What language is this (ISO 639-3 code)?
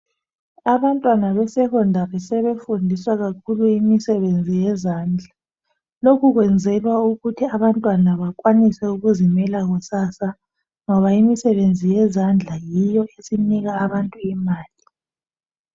nde